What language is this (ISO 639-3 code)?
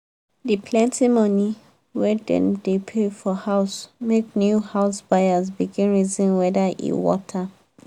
pcm